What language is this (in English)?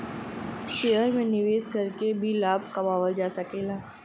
Bhojpuri